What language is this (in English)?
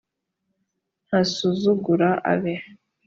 Kinyarwanda